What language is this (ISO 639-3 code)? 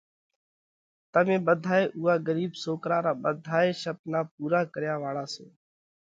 kvx